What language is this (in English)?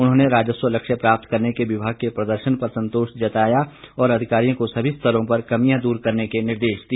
Hindi